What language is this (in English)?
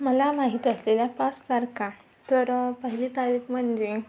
Marathi